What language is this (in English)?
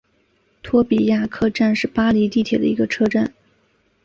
Chinese